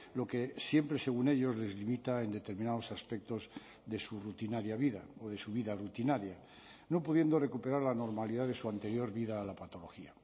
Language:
Spanish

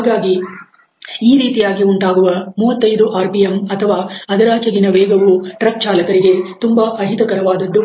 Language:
Kannada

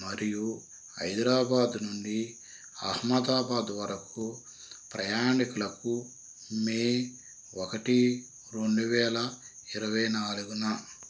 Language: Telugu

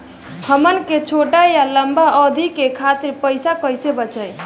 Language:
Bhojpuri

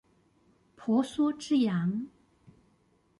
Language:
Chinese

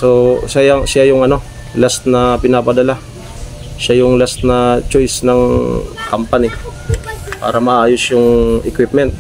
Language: Filipino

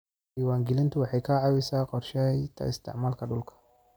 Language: Somali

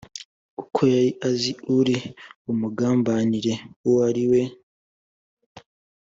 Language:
Kinyarwanda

